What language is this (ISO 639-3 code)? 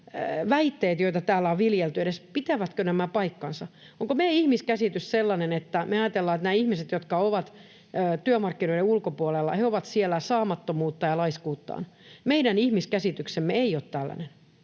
fin